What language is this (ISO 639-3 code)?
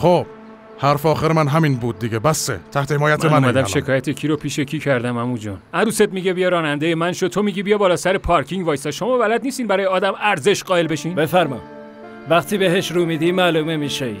fas